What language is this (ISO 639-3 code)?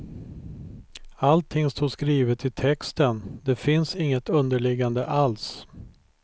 swe